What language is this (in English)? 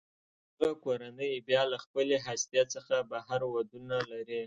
Pashto